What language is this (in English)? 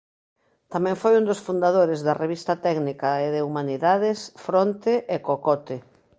Galician